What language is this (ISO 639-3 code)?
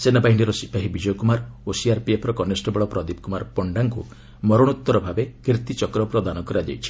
ori